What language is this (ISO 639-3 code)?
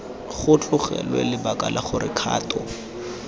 tsn